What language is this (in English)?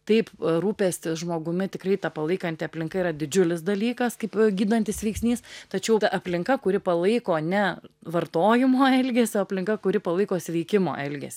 Lithuanian